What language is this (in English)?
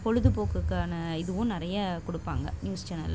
Tamil